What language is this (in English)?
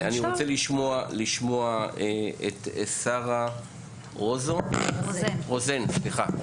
Hebrew